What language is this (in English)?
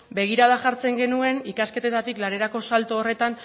Basque